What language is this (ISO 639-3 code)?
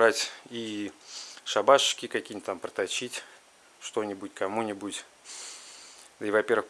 rus